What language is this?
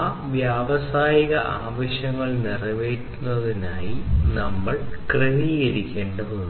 Malayalam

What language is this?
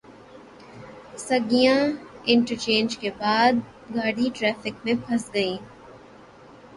Urdu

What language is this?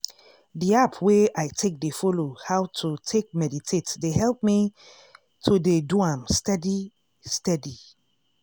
Nigerian Pidgin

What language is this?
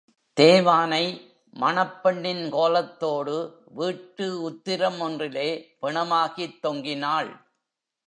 Tamil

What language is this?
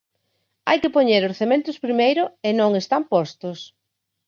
Galician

